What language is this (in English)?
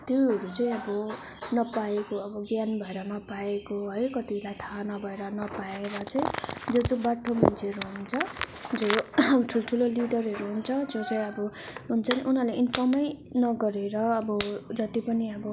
Nepali